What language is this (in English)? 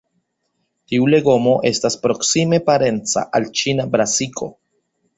Esperanto